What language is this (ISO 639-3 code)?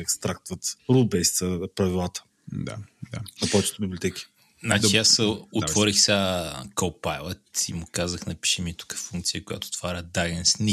bul